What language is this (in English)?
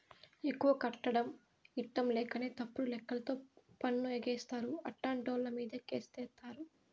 Telugu